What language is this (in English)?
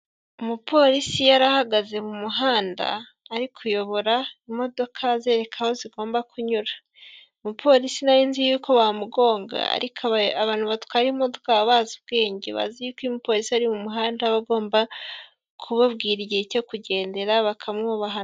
Kinyarwanda